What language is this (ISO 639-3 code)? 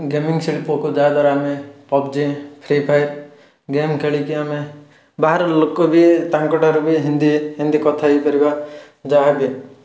ori